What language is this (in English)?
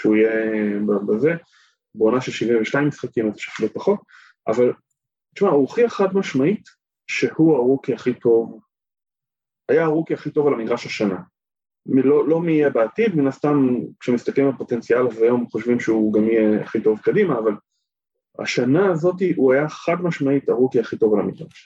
Hebrew